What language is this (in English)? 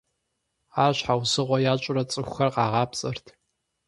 Kabardian